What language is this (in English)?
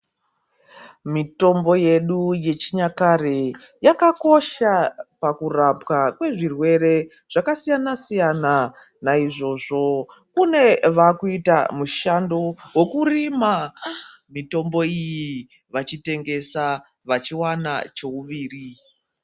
Ndau